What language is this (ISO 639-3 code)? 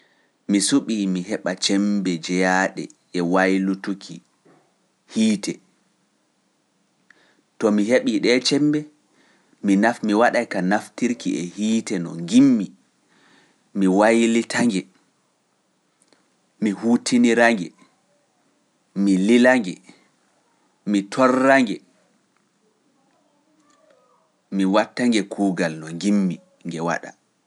fuf